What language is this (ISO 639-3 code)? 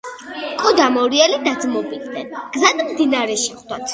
kat